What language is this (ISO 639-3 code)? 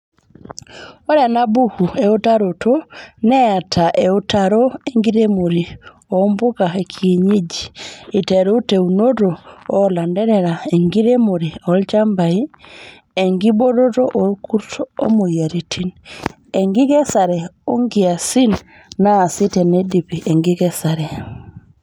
mas